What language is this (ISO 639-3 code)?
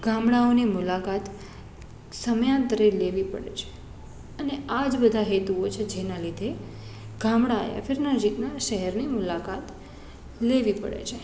guj